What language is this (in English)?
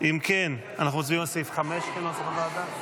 Hebrew